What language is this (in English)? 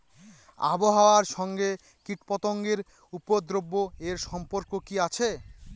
Bangla